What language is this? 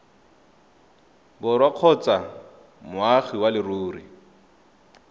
Tswana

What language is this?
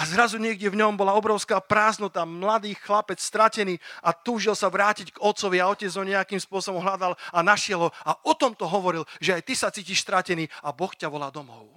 Slovak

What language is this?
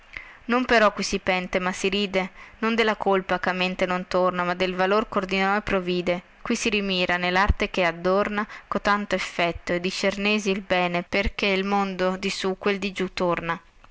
Italian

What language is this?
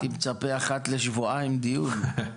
Hebrew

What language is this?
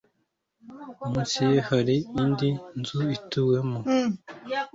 Kinyarwanda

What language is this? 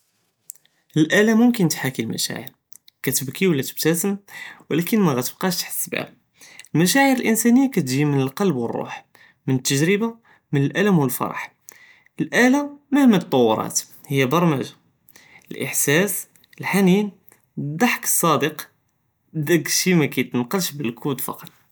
Judeo-Arabic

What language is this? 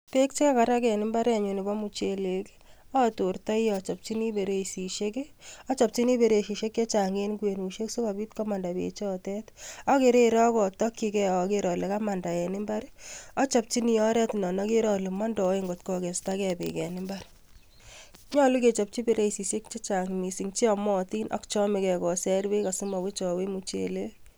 Kalenjin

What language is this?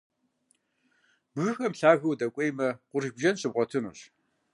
Kabardian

